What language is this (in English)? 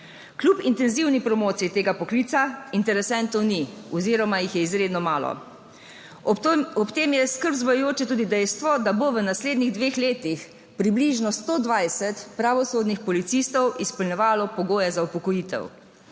Slovenian